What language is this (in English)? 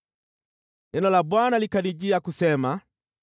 Swahili